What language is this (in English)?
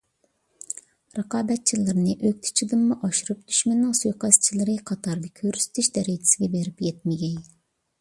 Uyghur